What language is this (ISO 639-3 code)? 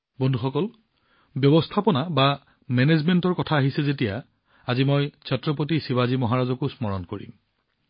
asm